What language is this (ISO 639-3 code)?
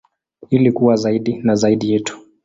swa